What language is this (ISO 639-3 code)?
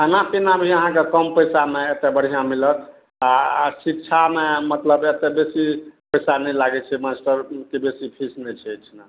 mai